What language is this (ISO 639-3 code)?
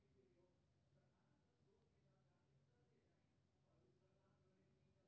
mai